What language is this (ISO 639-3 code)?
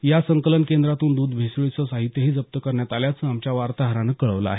mar